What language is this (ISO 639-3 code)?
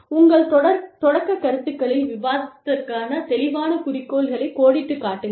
tam